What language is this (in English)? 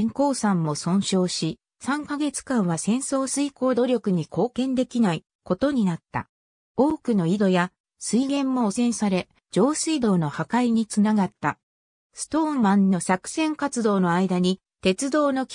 Japanese